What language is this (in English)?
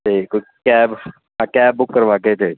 Punjabi